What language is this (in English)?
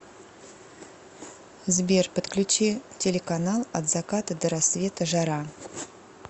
Russian